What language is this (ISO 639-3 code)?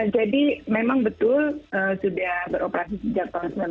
ind